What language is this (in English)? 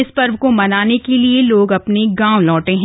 Hindi